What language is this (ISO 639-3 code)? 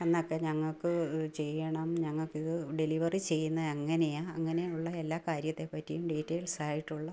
mal